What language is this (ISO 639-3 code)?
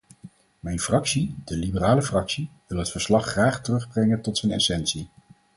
nld